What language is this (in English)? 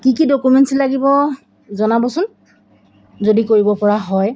Assamese